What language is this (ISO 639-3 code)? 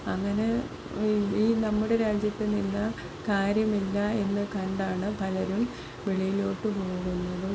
mal